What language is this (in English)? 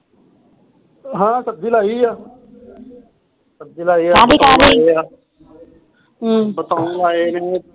Punjabi